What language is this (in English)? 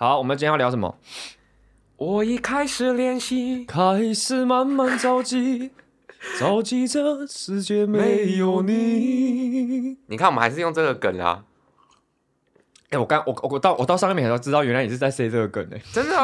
Chinese